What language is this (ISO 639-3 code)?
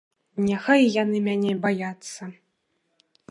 bel